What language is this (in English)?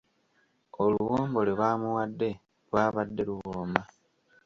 Ganda